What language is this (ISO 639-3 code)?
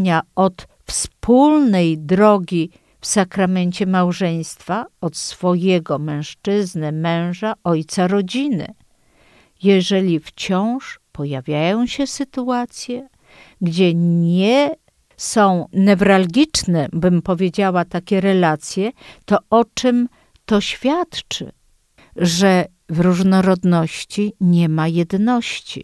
pol